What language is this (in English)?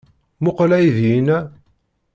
Kabyle